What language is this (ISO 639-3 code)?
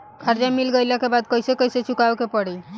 bho